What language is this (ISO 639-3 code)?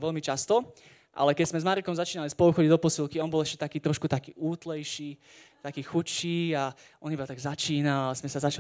slk